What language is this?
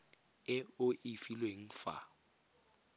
Tswana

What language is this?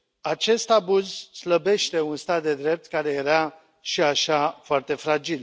Romanian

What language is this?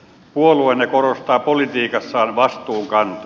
Finnish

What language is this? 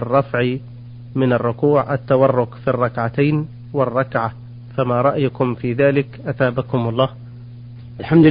Arabic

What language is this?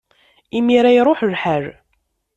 Kabyle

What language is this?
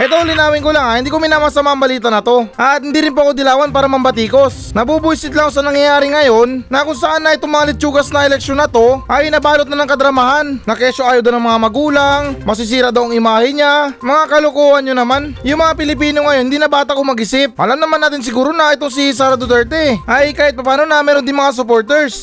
Filipino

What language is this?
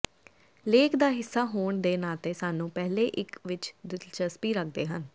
Punjabi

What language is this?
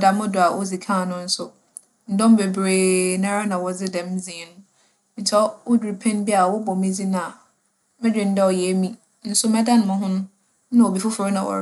Akan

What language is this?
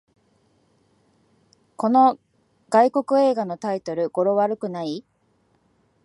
Japanese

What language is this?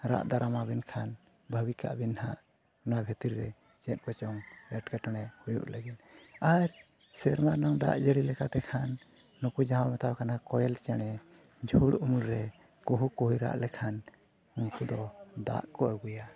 Santali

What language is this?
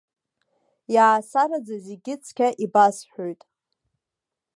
Abkhazian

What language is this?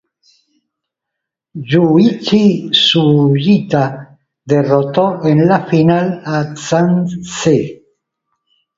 Spanish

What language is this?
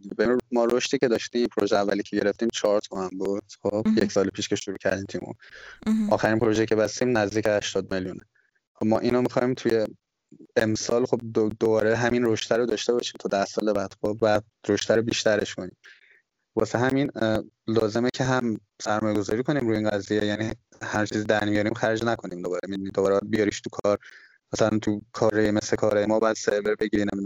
Persian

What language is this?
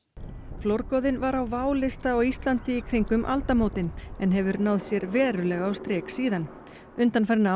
Icelandic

